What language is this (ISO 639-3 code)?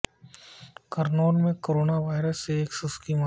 urd